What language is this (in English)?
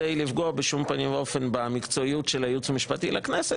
Hebrew